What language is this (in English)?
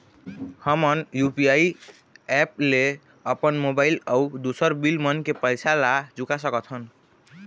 Chhattisgarhi